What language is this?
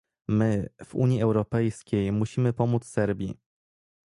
Polish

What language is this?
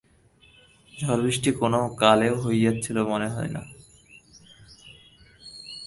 Bangla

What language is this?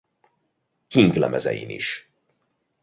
Hungarian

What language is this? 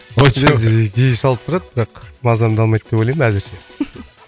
Kazakh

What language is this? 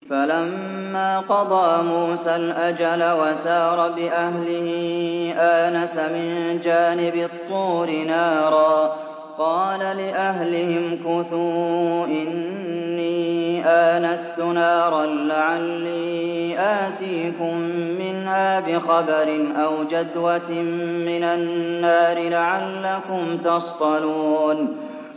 Arabic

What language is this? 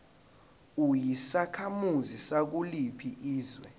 Zulu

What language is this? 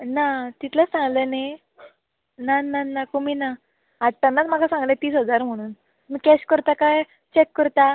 Konkani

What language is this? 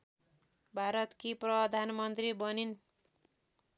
Nepali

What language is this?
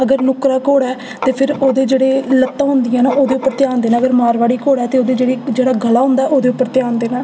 Dogri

